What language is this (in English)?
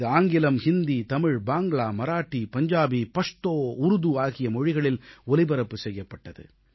Tamil